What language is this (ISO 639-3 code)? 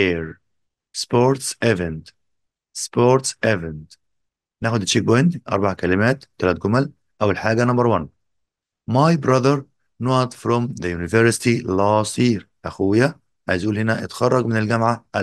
ara